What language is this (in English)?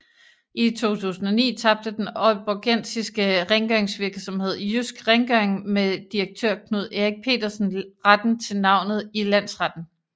Danish